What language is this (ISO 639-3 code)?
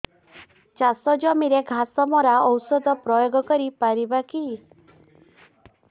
ori